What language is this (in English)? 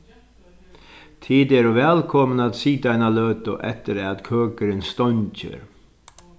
Faroese